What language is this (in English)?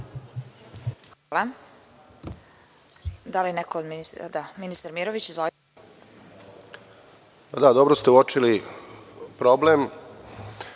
Serbian